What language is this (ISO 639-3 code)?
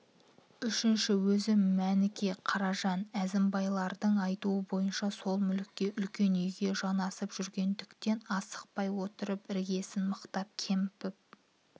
kaz